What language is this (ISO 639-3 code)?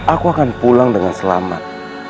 ind